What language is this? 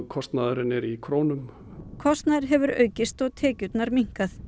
Icelandic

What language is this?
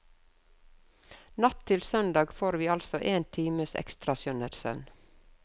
Norwegian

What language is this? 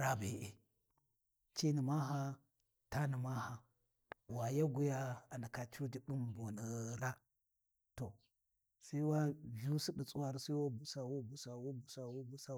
Warji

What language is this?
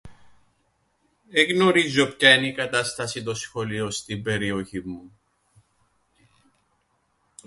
Greek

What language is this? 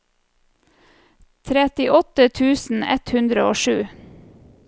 Norwegian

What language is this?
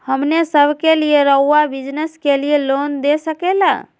Magahi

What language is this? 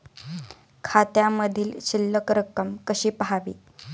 Marathi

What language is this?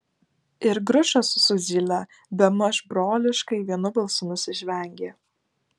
Lithuanian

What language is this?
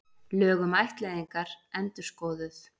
Icelandic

